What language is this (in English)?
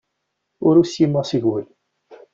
Kabyle